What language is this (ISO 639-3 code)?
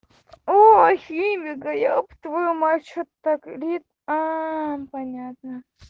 rus